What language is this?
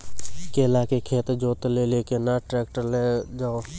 Maithili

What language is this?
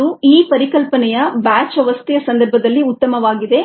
Kannada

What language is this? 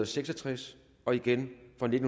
Danish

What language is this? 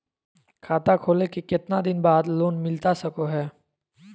Magahi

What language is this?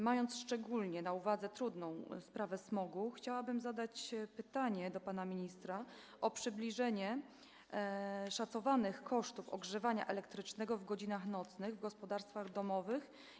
Polish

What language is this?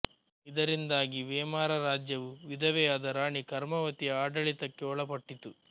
Kannada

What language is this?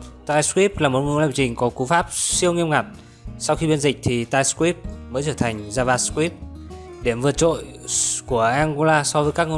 Vietnamese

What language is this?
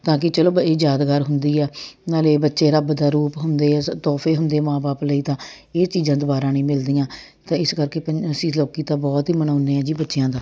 Punjabi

